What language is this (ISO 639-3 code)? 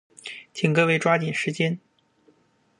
zho